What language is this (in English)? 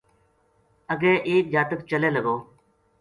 Gujari